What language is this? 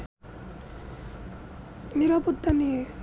Bangla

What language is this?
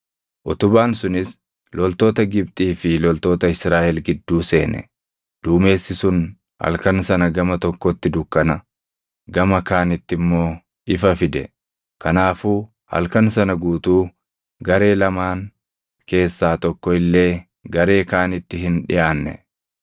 Oromo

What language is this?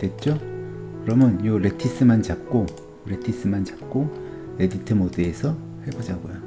Korean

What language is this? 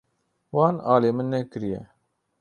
Kurdish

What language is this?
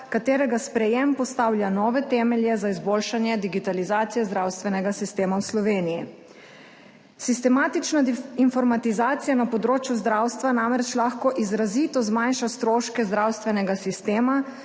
Slovenian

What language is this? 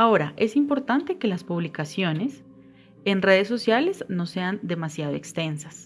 Spanish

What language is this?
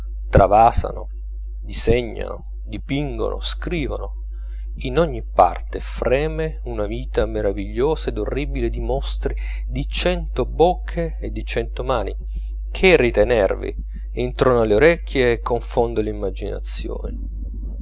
Italian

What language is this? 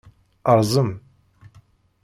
Kabyle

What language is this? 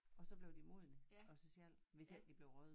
Danish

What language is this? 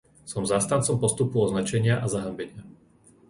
Slovak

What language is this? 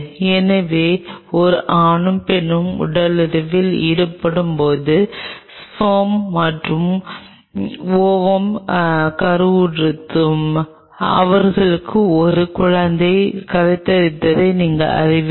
Tamil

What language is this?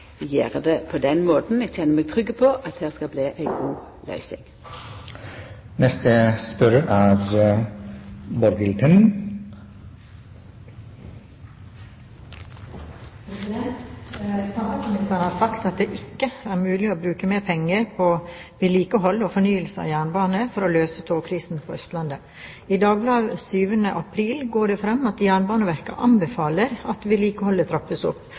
Norwegian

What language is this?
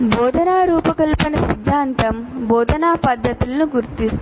Telugu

